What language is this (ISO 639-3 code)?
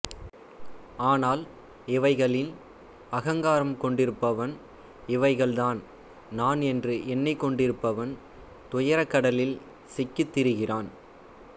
tam